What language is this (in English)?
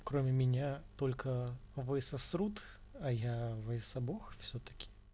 Russian